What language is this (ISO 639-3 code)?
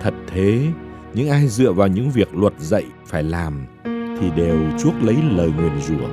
vie